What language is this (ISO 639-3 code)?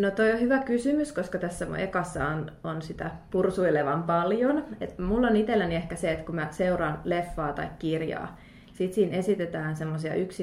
fin